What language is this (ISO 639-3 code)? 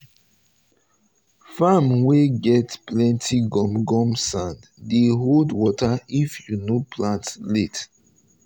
pcm